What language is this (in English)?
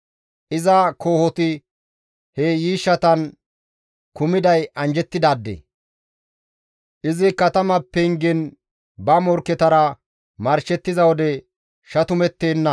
Gamo